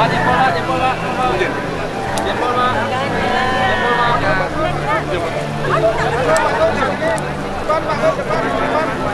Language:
Indonesian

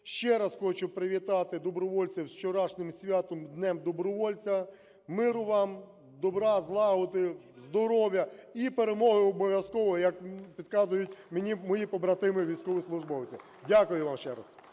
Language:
Ukrainian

